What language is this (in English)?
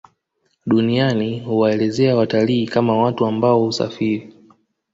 Swahili